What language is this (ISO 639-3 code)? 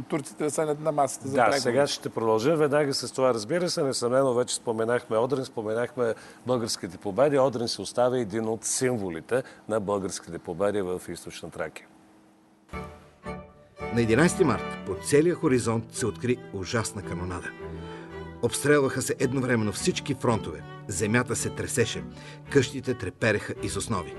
bul